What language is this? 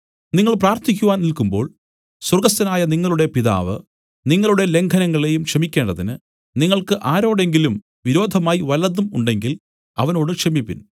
Malayalam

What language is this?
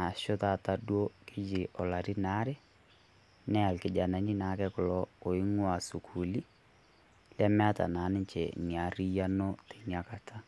Masai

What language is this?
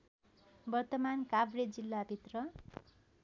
Nepali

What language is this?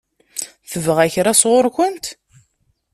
Kabyle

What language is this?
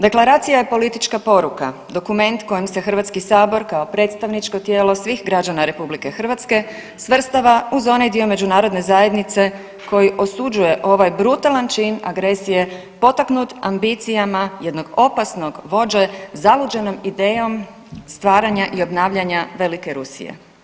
Croatian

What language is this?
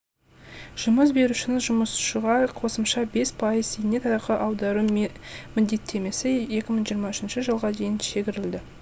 Kazakh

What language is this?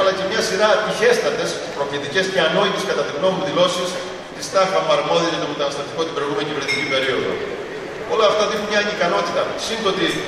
Greek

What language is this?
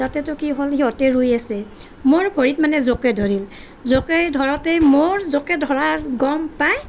Assamese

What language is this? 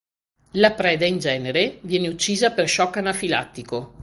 Italian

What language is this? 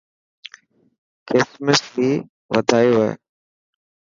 Dhatki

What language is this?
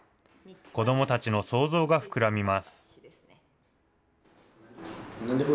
Japanese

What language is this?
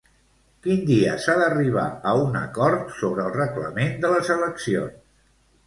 Catalan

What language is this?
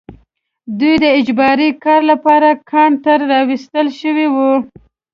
Pashto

